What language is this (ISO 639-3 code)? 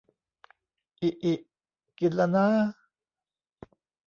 tha